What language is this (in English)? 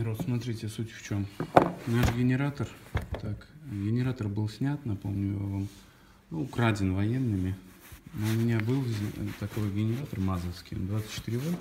Russian